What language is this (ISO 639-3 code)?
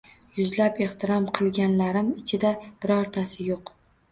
uzb